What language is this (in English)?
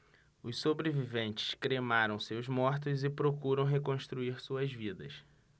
Portuguese